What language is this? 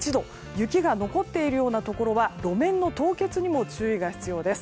Japanese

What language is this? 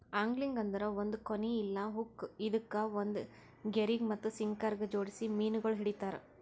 Kannada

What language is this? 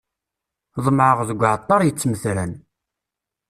Kabyle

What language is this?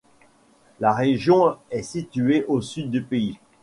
French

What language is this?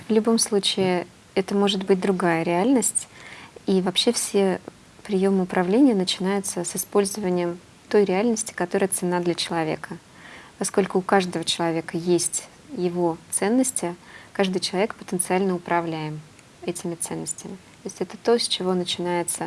Russian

